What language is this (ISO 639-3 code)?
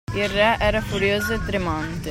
ita